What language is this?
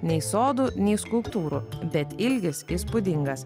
Lithuanian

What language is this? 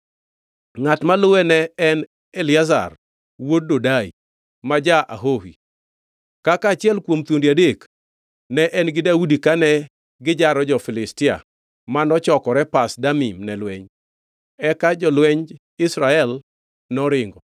Luo (Kenya and Tanzania)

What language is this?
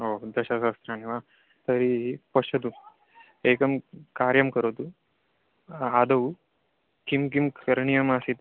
Sanskrit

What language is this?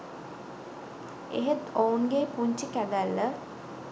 Sinhala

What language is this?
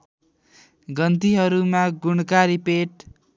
Nepali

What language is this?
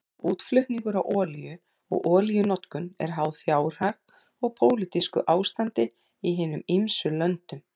Icelandic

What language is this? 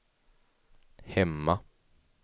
Swedish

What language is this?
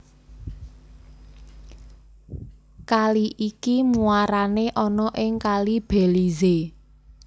Javanese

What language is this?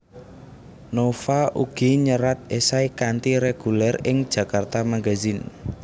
Javanese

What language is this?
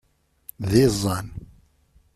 Kabyle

